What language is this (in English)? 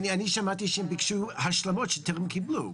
Hebrew